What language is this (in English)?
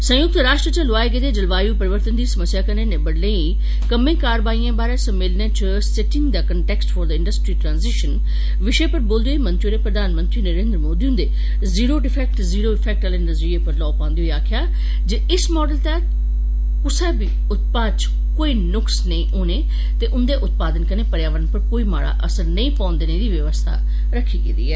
Dogri